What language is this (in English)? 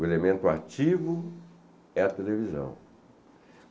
Portuguese